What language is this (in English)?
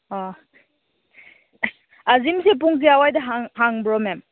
Manipuri